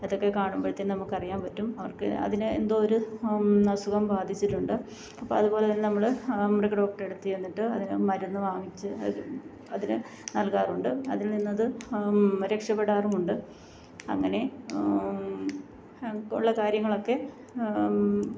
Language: Malayalam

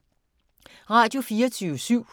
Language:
Danish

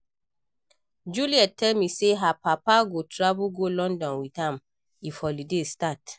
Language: Nigerian Pidgin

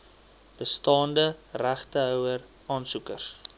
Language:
Afrikaans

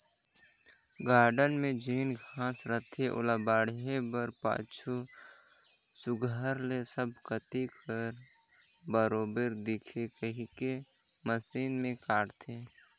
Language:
Chhattisgarhi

